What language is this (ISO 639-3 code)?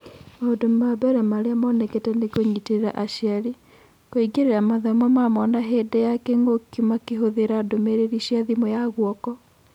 kik